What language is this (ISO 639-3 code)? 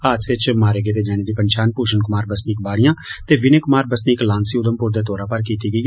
doi